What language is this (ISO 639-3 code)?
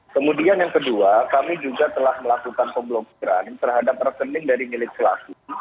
ind